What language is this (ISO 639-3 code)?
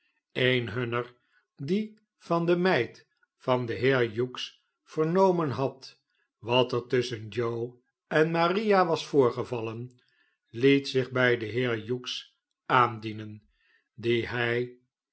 nld